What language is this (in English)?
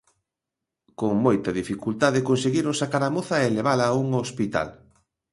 Galician